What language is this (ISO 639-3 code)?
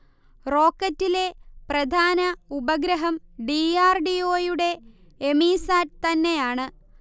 mal